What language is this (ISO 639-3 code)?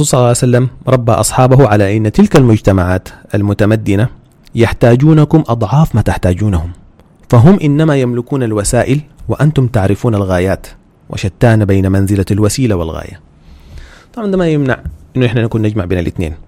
ara